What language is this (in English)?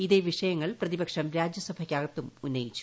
Malayalam